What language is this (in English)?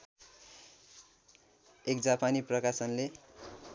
Nepali